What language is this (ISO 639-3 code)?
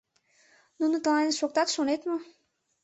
chm